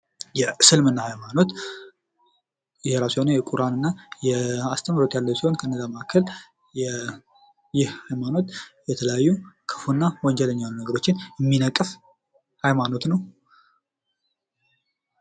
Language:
Amharic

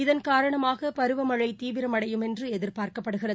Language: Tamil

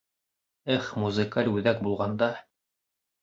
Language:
Bashkir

